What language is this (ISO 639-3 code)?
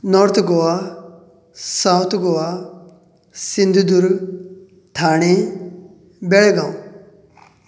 kok